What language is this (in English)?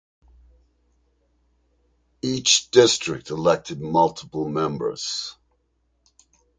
English